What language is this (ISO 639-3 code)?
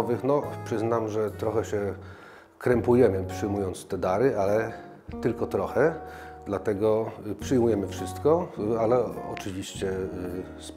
pol